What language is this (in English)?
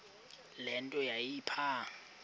Xhosa